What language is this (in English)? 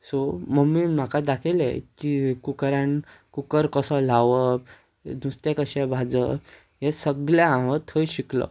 Konkani